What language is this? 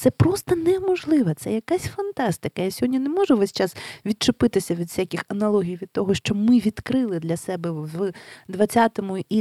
Ukrainian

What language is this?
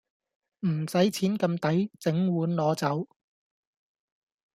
Cantonese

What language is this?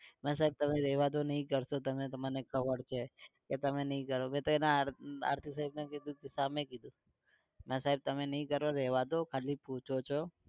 Gujarati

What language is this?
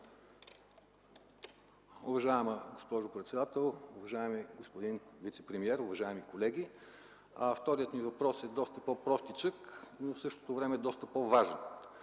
Bulgarian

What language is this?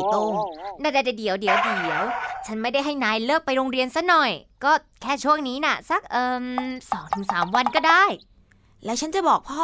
Thai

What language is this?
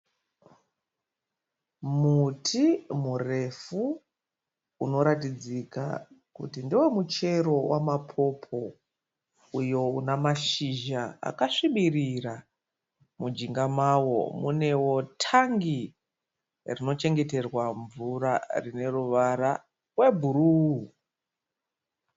Shona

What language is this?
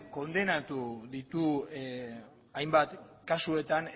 Basque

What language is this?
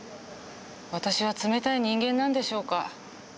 Japanese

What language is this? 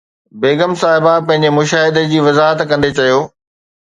Sindhi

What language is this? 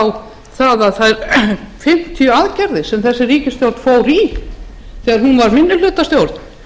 Icelandic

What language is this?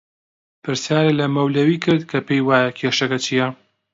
Central Kurdish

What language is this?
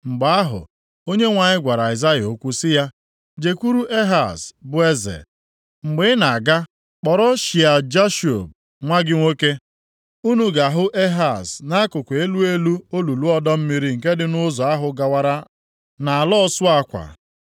Igbo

